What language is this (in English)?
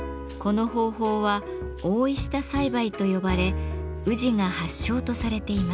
Japanese